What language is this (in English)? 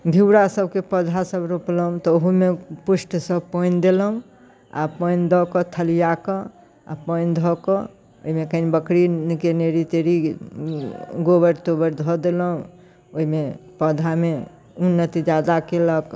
Maithili